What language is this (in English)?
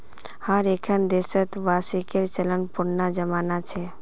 Magahi